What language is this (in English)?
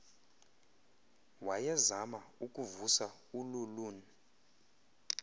Xhosa